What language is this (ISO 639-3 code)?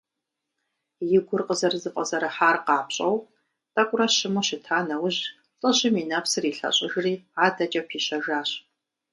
kbd